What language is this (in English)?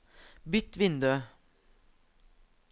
Norwegian